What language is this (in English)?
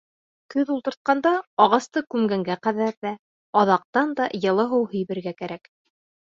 Bashkir